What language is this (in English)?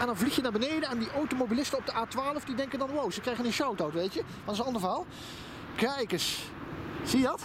Dutch